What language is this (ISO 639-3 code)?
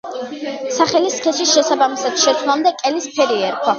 kat